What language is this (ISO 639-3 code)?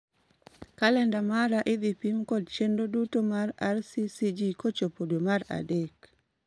luo